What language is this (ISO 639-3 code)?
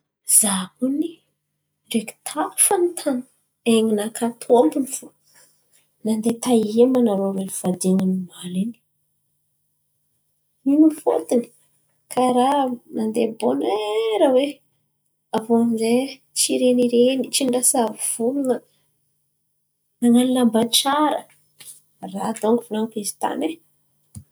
xmv